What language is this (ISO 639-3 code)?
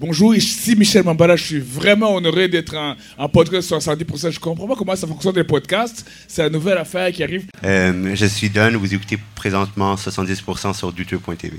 fra